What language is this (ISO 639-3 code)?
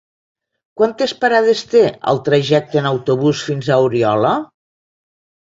cat